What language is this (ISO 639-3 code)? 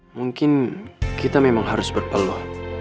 ind